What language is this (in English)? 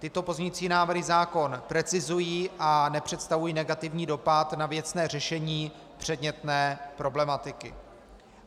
Czech